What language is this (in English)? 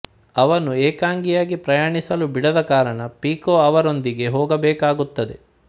Kannada